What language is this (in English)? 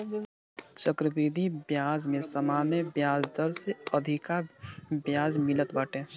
Bhojpuri